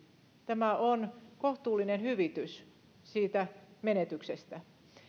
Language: Finnish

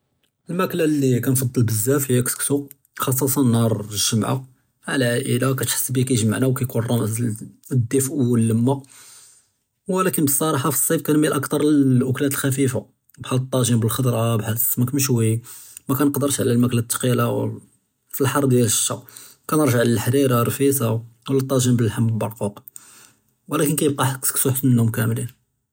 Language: Judeo-Arabic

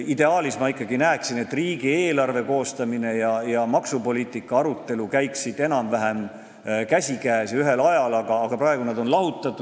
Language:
Estonian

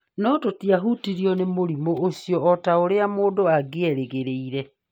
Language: Kikuyu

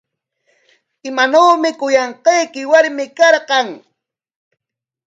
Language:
Corongo Ancash Quechua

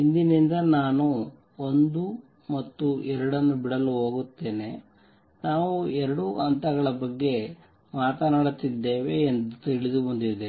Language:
Kannada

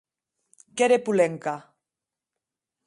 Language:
Occitan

